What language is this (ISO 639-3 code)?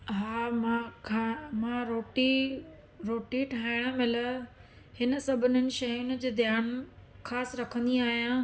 snd